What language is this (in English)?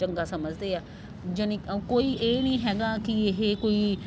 Punjabi